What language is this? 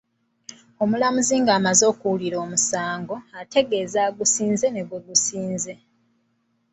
Ganda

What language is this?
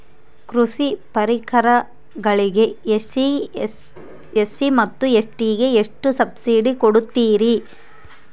Kannada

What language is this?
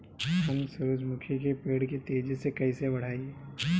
Bhojpuri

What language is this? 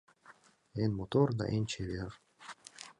Mari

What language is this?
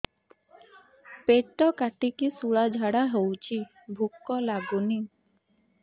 Odia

